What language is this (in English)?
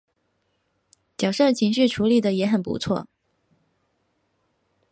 Chinese